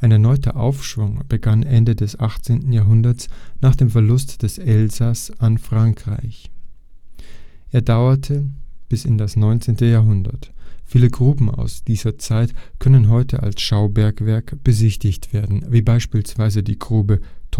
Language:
German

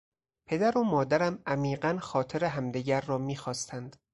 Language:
Persian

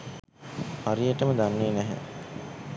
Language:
Sinhala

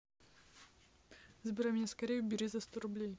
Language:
Russian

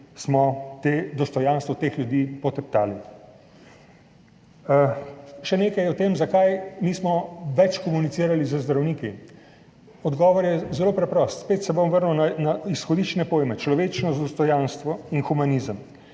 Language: Slovenian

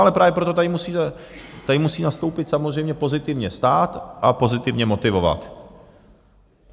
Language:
Czech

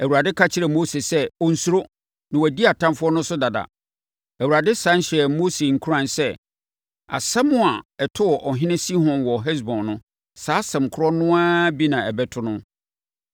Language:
Akan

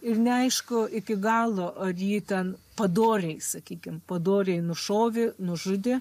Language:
Lithuanian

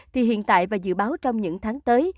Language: Vietnamese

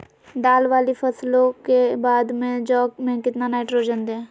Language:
Magahi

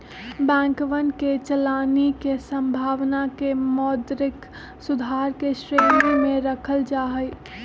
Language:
Magahi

